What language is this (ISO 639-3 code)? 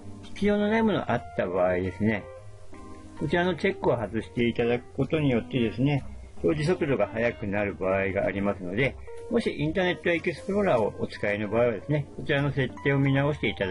jpn